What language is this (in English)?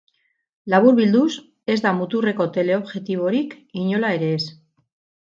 Basque